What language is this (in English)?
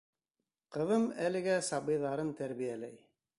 Bashkir